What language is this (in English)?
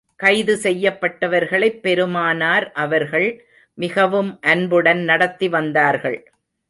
Tamil